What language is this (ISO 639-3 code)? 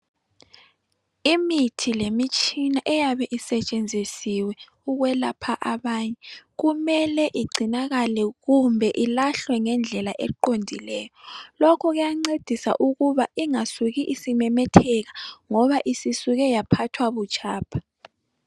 nde